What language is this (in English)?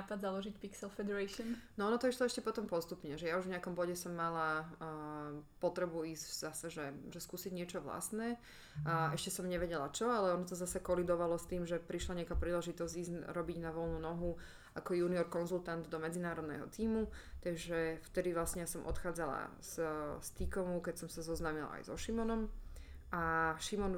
Slovak